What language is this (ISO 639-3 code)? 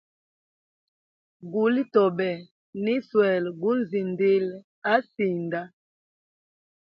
hem